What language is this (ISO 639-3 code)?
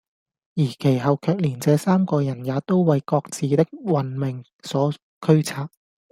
yue